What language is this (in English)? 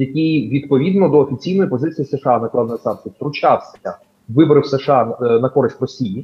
Ukrainian